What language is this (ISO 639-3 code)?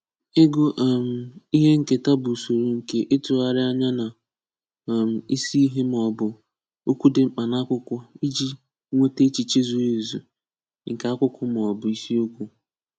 ibo